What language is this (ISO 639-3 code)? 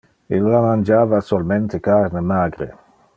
ina